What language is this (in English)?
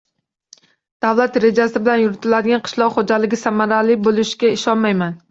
Uzbek